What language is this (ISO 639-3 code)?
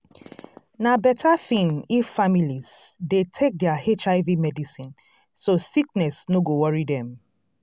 pcm